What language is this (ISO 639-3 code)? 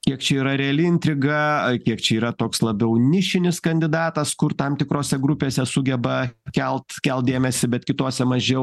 lit